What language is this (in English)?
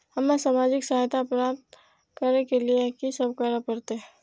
Maithili